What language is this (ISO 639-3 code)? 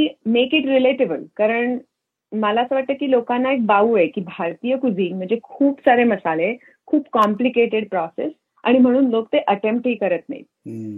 mar